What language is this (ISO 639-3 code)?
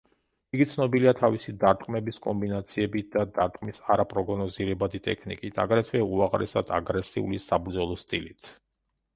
kat